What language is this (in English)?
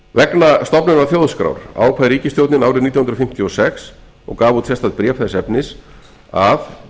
Icelandic